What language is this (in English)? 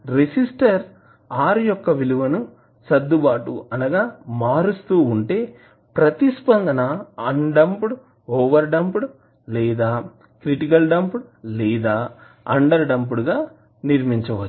Telugu